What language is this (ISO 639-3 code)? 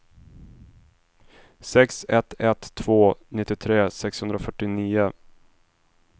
swe